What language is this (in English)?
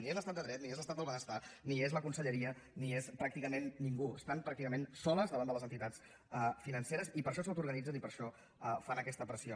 Catalan